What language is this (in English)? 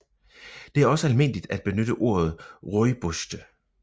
Danish